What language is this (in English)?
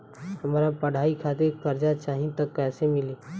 Bhojpuri